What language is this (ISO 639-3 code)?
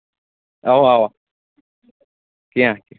kas